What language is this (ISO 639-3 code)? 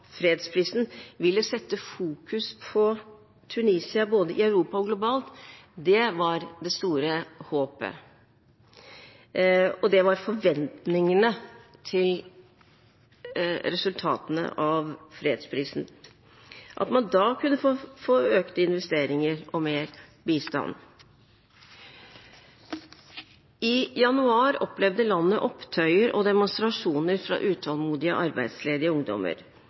nob